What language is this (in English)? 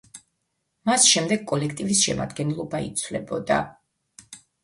Georgian